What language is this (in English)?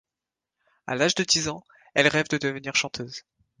French